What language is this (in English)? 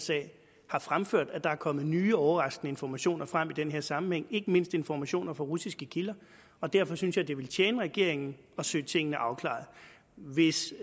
Danish